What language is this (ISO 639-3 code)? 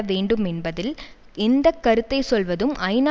tam